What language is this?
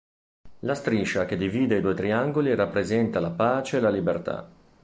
Italian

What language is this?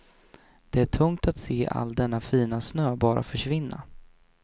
Swedish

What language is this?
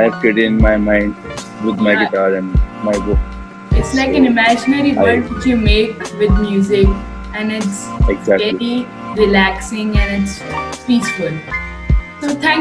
English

